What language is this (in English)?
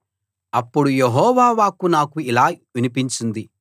Telugu